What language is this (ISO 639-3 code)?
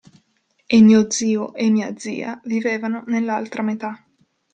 ita